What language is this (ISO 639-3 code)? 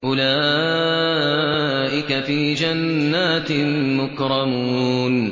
ara